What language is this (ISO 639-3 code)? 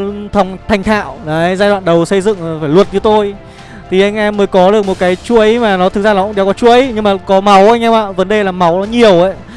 vie